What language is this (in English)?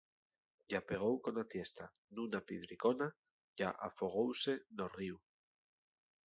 Asturian